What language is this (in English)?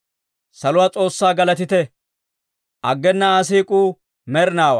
Dawro